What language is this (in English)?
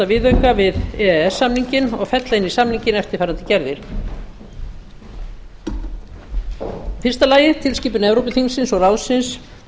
Icelandic